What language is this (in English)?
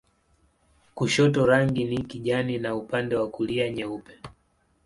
Swahili